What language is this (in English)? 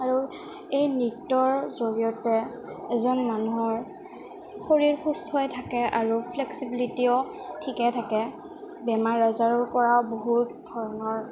Assamese